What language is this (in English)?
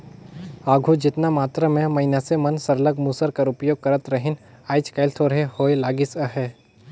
Chhattisgarhi